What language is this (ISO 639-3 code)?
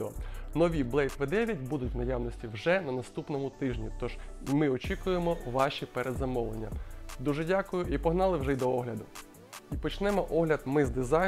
ukr